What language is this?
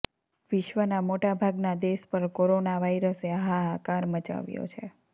Gujarati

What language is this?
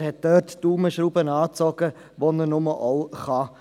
Swiss German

